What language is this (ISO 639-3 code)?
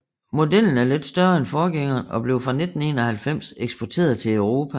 dan